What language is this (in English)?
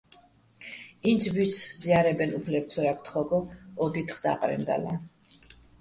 Bats